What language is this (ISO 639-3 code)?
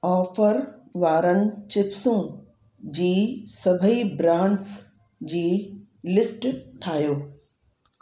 snd